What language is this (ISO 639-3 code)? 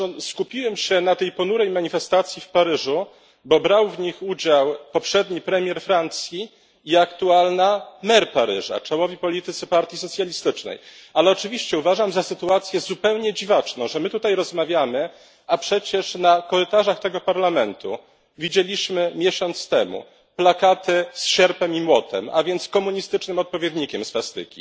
pol